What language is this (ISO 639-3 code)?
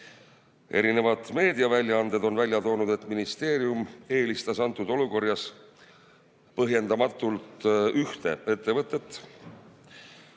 est